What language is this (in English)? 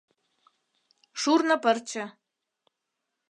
Mari